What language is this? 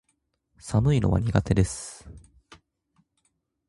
Japanese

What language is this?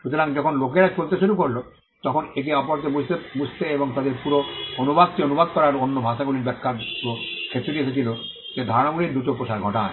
Bangla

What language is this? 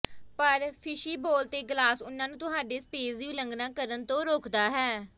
Punjabi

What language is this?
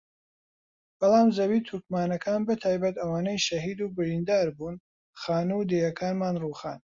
Central Kurdish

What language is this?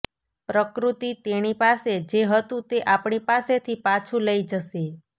Gujarati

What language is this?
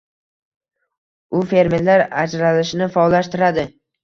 Uzbek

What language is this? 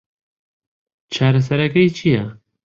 Central Kurdish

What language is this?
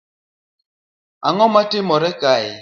Luo (Kenya and Tanzania)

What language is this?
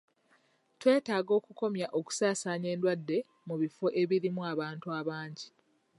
Ganda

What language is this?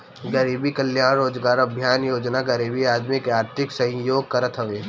Bhojpuri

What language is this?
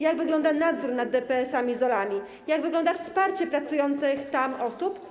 Polish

